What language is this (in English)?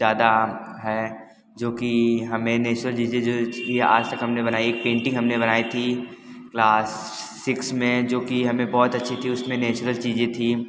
Hindi